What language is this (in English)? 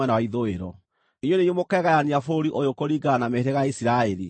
Kikuyu